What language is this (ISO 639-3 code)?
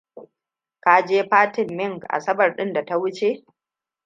hau